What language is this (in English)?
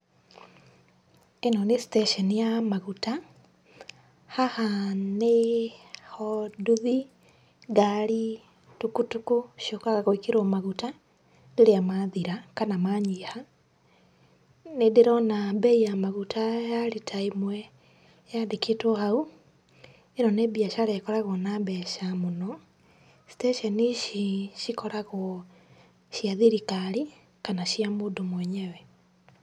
Kikuyu